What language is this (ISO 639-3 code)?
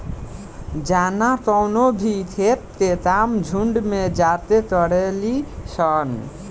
bho